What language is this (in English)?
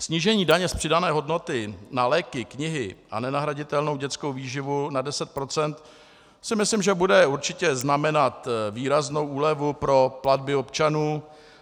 Czech